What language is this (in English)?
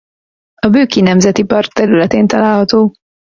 Hungarian